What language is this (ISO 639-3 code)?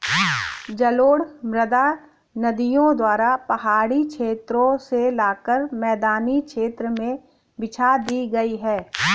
hin